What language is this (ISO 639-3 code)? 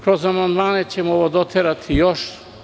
srp